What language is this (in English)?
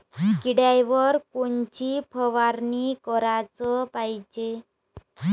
Marathi